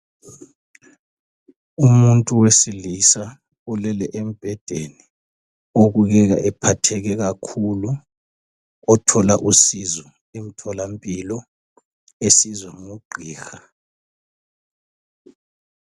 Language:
North Ndebele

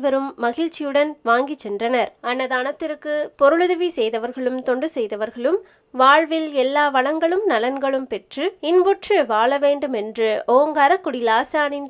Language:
Turkish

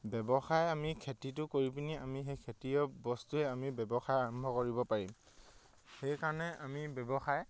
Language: Assamese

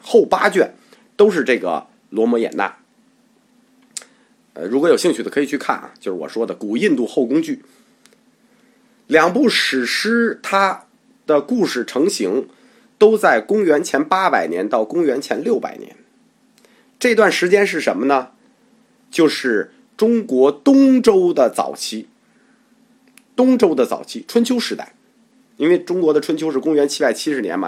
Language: Chinese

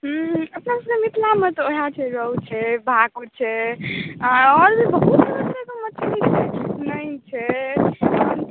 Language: Maithili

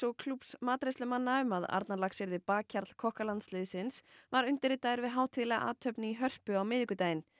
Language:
Icelandic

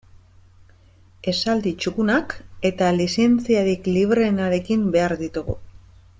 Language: Basque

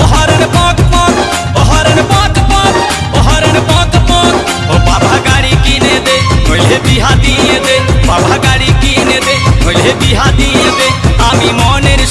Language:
Bangla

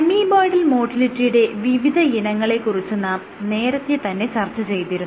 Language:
Malayalam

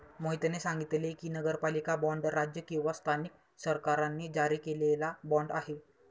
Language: Marathi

